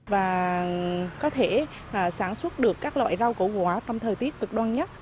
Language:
Vietnamese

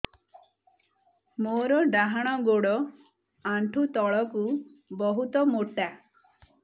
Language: Odia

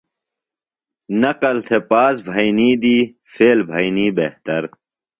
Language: Phalura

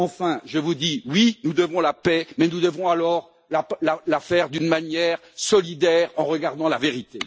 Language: French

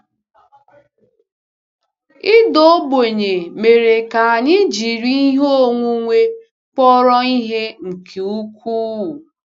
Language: Igbo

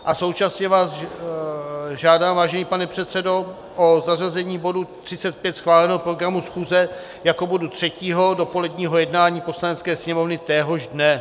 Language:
Czech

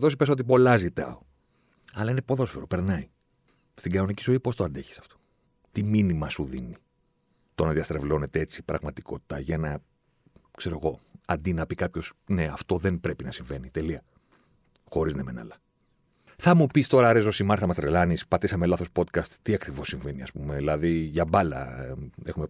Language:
Greek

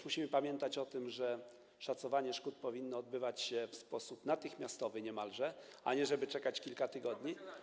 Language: Polish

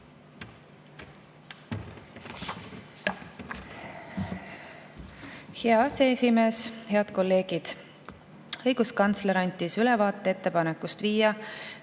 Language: Estonian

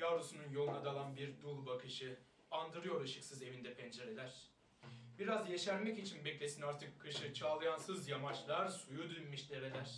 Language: Turkish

